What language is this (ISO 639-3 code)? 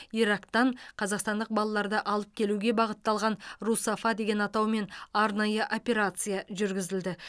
kaz